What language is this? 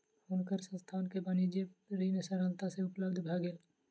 Maithili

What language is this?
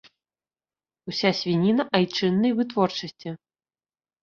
Belarusian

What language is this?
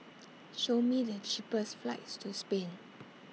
English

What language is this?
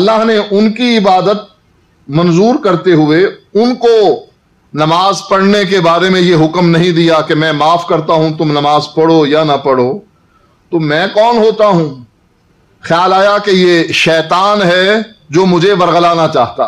Urdu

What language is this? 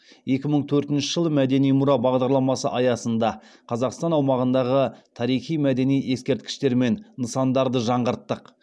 Kazakh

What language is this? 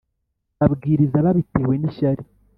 Kinyarwanda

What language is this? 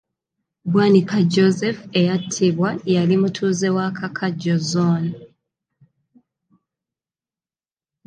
Ganda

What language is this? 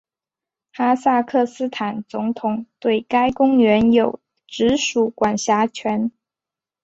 Chinese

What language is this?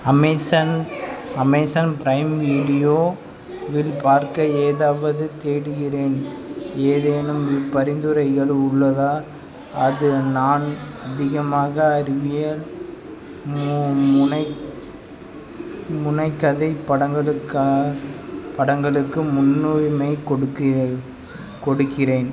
Tamil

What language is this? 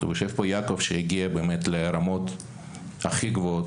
Hebrew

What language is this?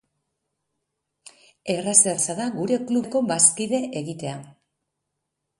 Basque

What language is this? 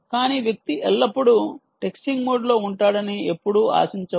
Telugu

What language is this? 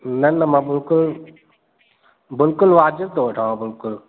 Sindhi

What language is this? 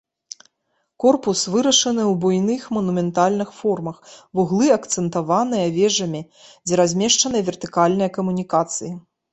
Belarusian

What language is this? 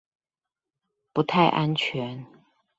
Chinese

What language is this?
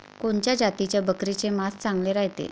Marathi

